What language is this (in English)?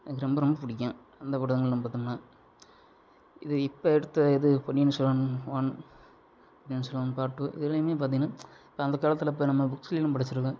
Tamil